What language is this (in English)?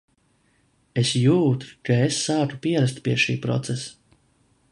Latvian